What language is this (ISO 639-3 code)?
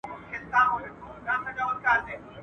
pus